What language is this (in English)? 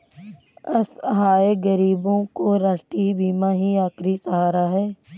Hindi